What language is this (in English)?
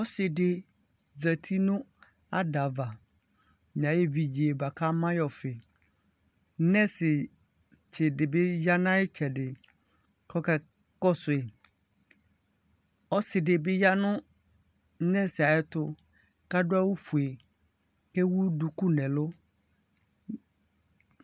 Ikposo